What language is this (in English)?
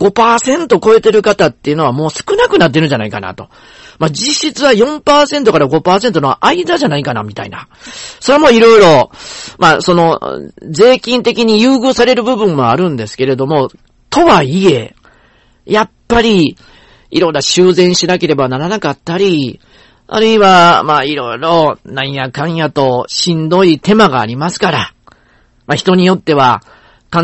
Japanese